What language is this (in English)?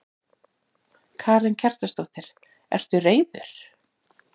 Icelandic